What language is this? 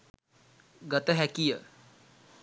Sinhala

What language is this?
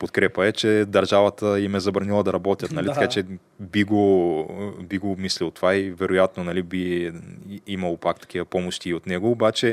Bulgarian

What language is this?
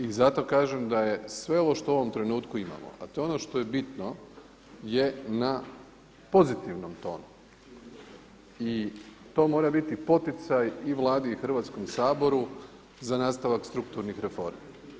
Croatian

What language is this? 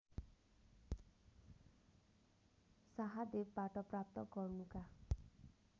Nepali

